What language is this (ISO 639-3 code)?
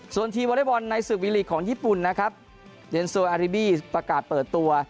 tha